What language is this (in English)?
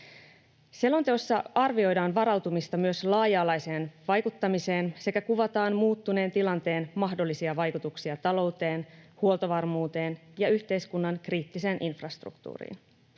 Finnish